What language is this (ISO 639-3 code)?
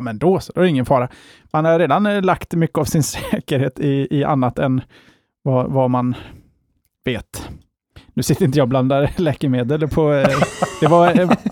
swe